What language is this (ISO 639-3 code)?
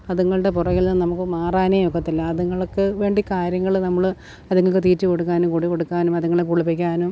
mal